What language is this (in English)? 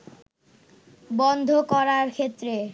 Bangla